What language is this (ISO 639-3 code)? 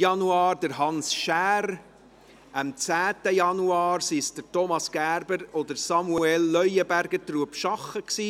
gsw